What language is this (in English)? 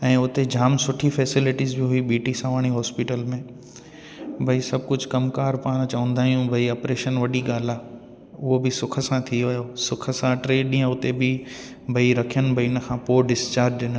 Sindhi